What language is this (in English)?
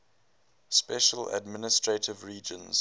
English